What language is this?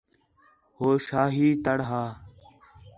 Khetrani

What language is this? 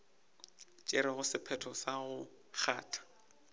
Northern Sotho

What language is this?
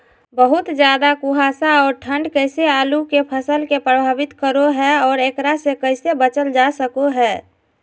Magahi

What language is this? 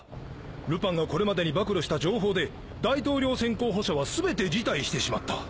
Japanese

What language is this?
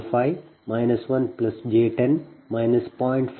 Kannada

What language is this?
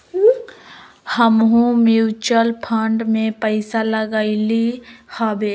Magahi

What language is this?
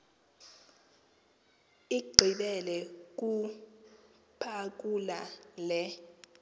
Xhosa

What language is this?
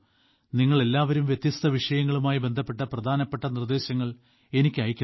Malayalam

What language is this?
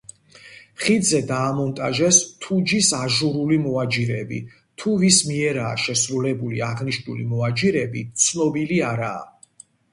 Georgian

